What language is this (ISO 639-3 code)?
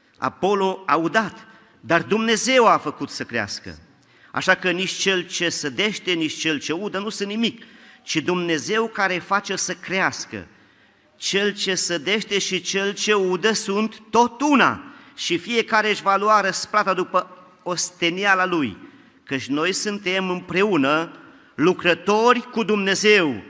ron